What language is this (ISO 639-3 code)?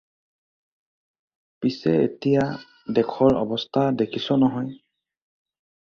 asm